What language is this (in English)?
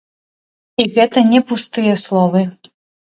Belarusian